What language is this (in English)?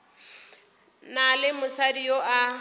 Northern Sotho